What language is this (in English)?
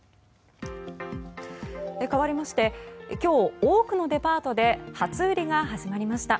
Japanese